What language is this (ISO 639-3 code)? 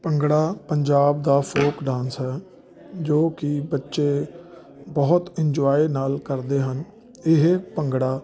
pan